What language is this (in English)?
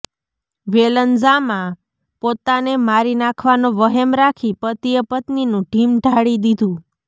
Gujarati